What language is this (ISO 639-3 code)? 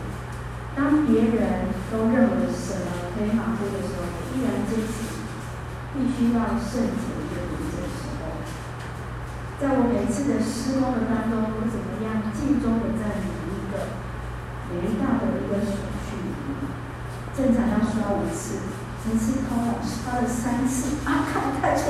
zho